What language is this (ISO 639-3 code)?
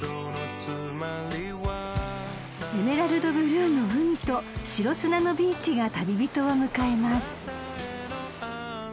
jpn